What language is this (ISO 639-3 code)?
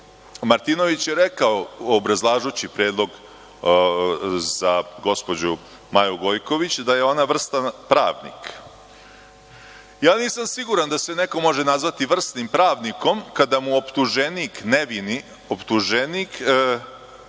srp